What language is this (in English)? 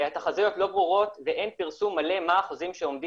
Hebrew